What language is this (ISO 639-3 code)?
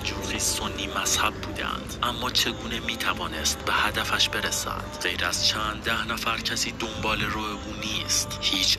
fas